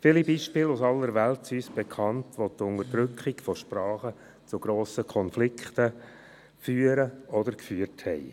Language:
Swiss German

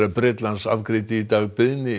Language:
Icelandic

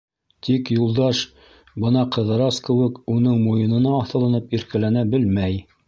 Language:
Bashkir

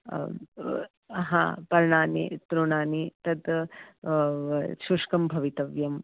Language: Sanskrit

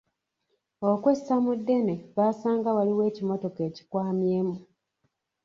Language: Ganda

